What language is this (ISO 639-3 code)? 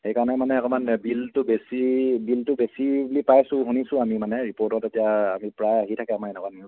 asm